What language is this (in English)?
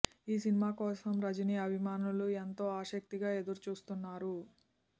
Telugu